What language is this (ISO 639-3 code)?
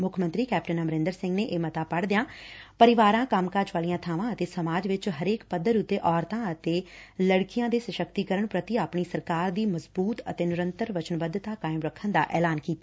pan